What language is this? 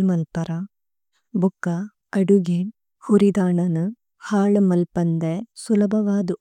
Tulu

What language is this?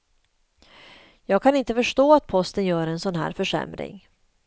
Swedish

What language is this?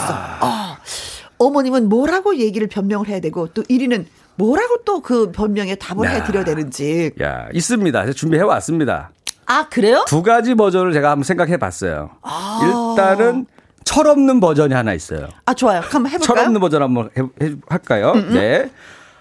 Korean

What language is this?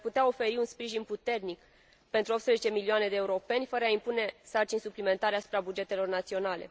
Romanian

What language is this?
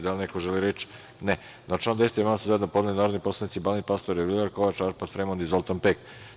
Serbian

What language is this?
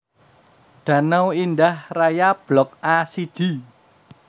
Javanese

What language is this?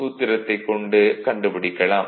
Tamil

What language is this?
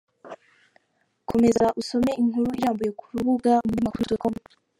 Kinyarwanda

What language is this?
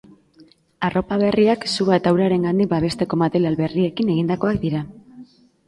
Basque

